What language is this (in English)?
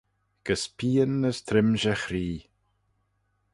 Manx